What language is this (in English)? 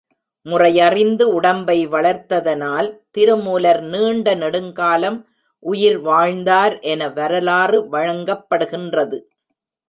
Tamil